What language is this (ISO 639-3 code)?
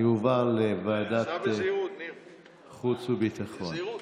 heb